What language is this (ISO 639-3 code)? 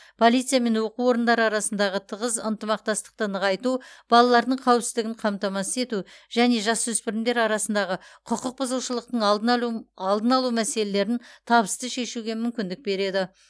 kaz